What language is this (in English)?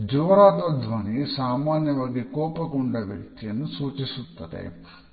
Kannada